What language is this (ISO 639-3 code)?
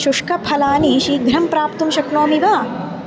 san